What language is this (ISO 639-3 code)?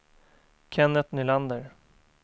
swe